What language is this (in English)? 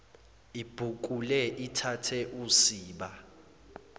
Zulu